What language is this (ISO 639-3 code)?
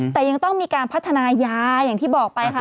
tha